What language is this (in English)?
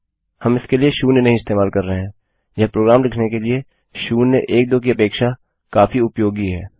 Hindi